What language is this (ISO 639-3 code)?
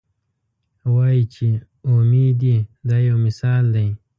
pus